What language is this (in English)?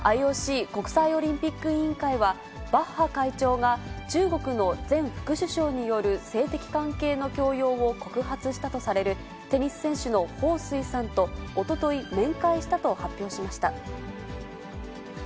Japanese